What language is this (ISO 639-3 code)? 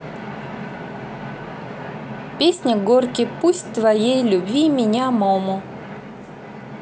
rus